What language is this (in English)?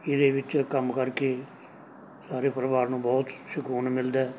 Punjabi